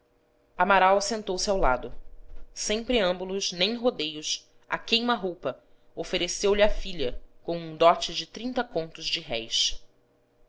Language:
Portuguese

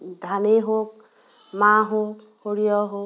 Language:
Assamese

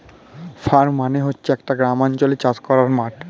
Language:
Bangla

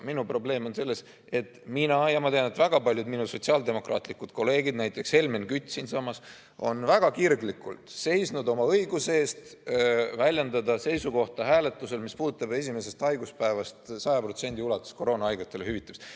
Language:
Estonian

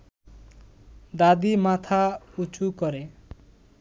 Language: Bangla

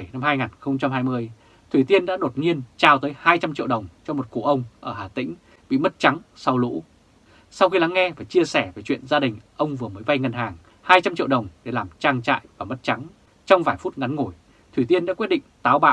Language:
Vietnamese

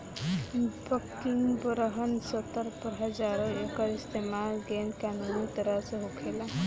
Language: Bhojpuri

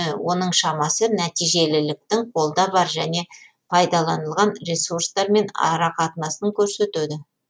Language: Kazakh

